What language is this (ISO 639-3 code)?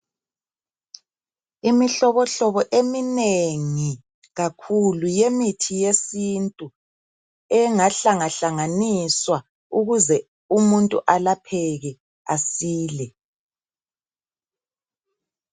nde